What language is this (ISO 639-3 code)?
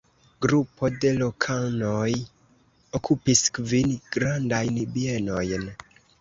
epo